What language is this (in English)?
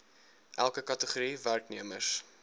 Afrikaans